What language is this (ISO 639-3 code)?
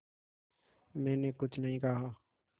hin